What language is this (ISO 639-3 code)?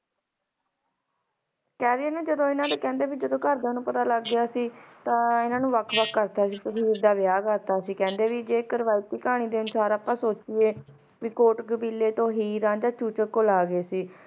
pan